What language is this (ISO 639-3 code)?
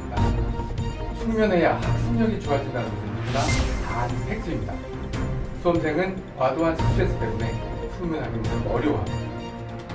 kor